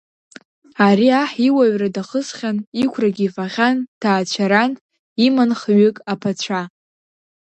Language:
Abkhazian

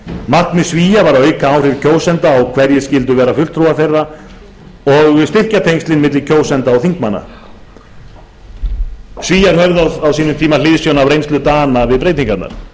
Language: Icelandic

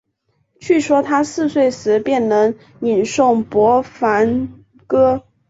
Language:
Chinese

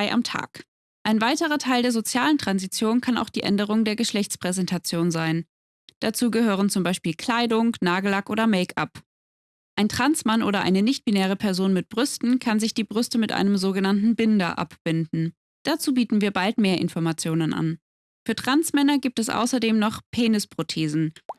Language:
German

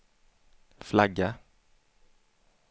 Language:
Swedish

